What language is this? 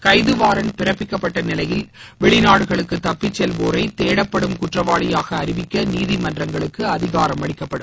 Tamil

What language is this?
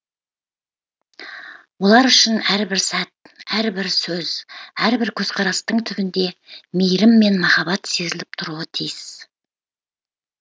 Kazakh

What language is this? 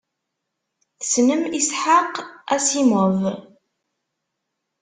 Kabyle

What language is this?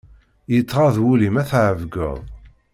Kabyle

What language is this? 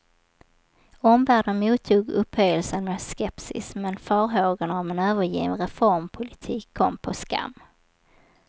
Swedish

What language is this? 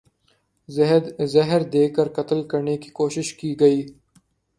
Urdu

